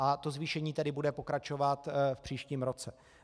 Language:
Czech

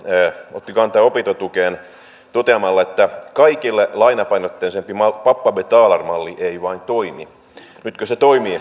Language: Finnish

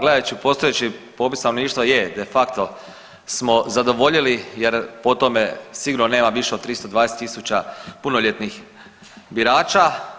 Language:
Croatian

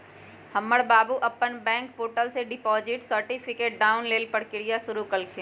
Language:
Magahi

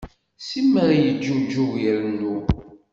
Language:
Kabyle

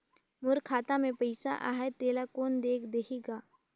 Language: Chhattisgarhi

